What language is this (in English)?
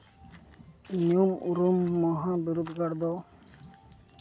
Santali